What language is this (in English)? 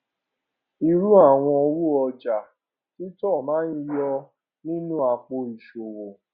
Yoruba